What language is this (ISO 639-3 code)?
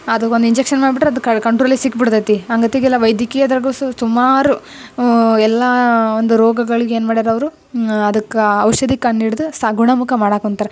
kan